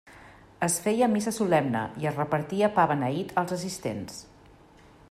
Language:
Catalan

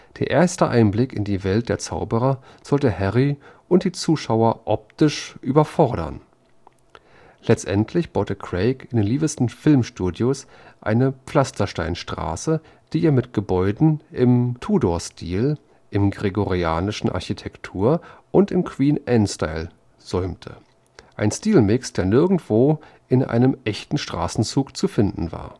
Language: German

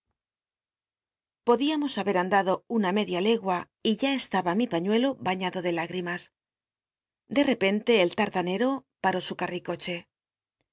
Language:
Spanish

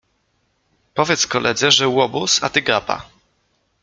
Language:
Polish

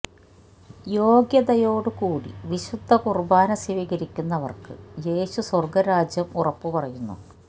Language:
Malayalam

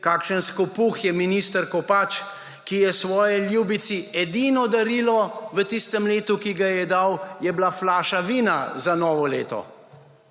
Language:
Slovenian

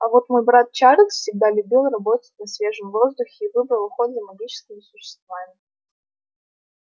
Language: Russian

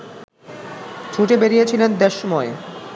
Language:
Bangla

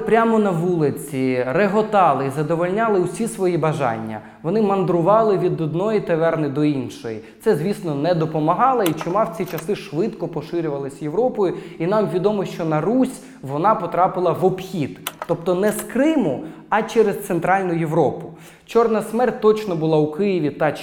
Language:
Ukrainian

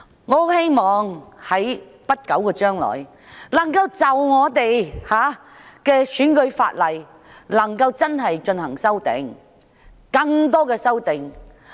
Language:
Cantonese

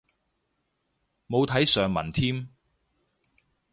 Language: Cantonese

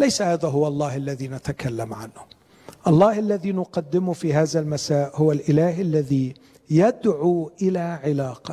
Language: Arabic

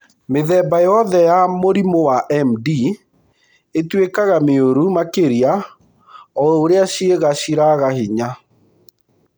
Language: Kikuyu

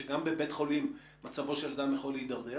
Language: Hebrew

